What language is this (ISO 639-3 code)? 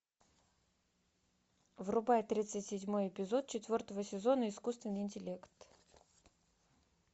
rus